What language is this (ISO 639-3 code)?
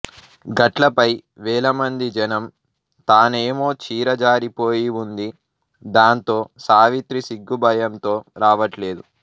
tel